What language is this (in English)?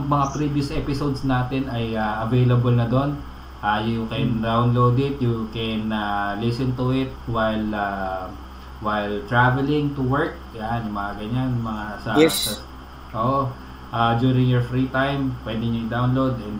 Filipino